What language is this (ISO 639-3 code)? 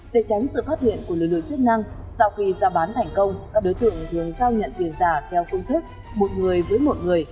vie